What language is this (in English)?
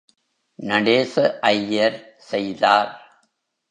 Tamil